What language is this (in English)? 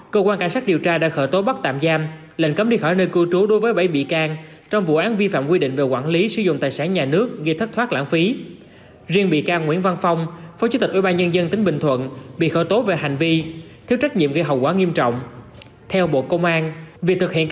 Vietnamese